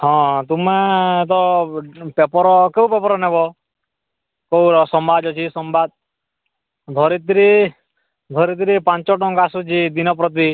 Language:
Odia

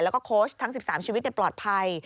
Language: Thai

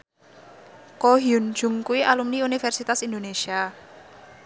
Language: Javanese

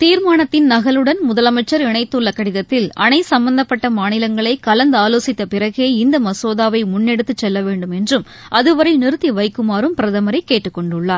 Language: Tamil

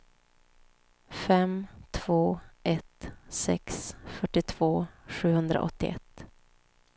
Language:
Swedish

